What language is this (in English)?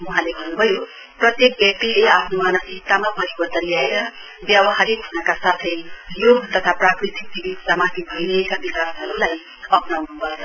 Nepali